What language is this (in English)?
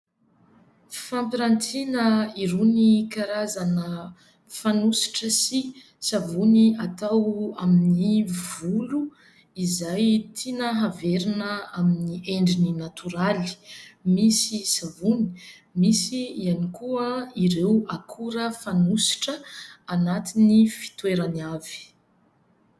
Malagasy